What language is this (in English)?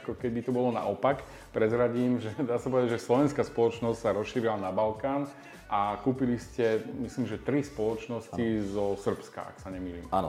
Slovak